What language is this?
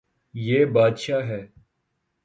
Urdu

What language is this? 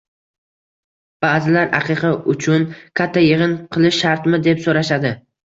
Uzbek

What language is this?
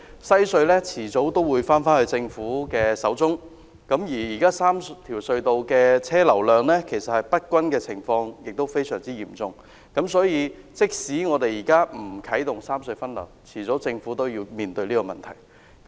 Cantonese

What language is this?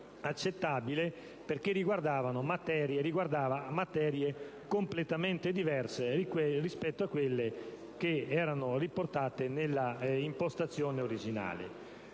Italian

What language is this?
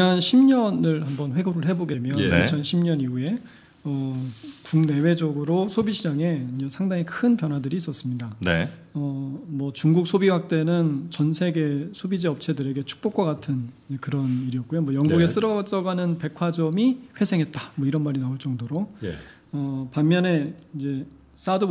Korean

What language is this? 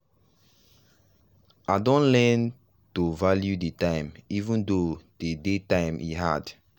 Nigerian Pidgin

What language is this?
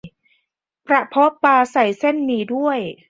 Thai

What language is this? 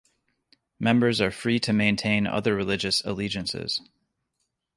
English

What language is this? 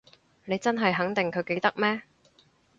Cantonese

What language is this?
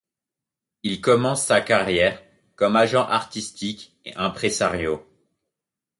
French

